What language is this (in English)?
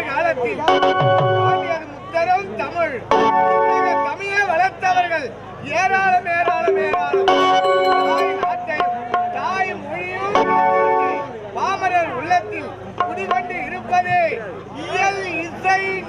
Arabic